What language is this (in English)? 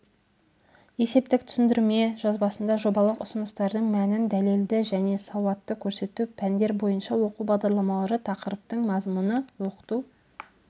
Kazakh